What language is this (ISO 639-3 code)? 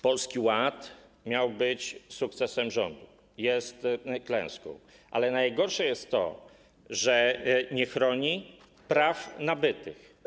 pol